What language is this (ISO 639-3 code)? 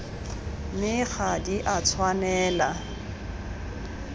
tsn